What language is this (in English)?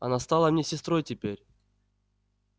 Russian